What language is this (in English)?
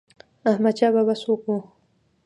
Pashto